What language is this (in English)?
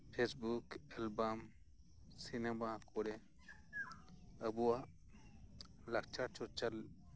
Santali